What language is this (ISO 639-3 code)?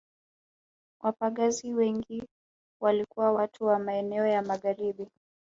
swa